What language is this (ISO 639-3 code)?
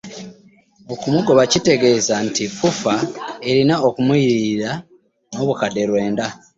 lug